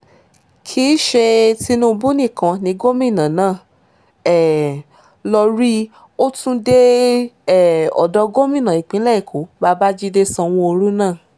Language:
Yoruba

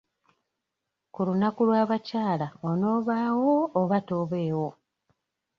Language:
Ganda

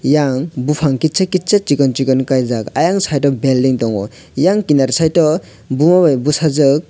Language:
Kok Borok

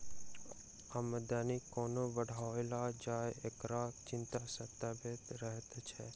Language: Maithili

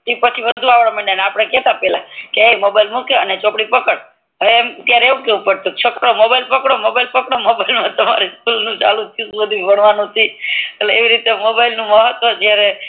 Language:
Gujarati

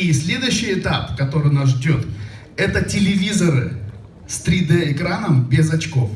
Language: Russian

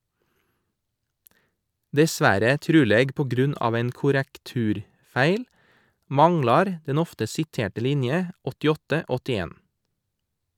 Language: Norwegian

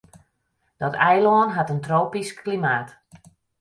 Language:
Western Frisian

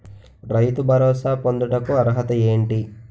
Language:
Telugu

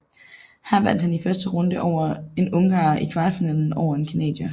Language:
Danish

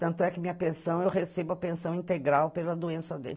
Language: Portuguese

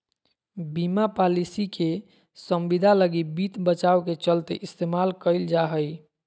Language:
Magahi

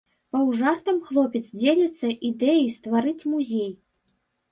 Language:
Belarusian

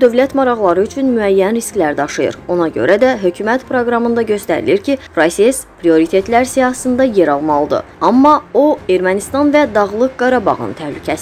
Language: Turkish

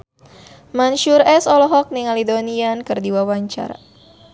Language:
Sundanese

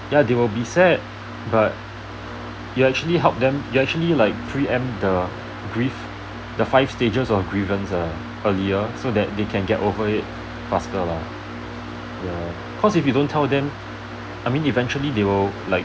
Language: English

